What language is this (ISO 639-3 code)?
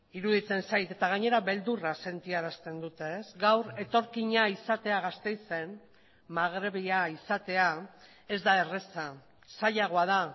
eus